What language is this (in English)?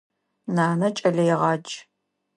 Adyghe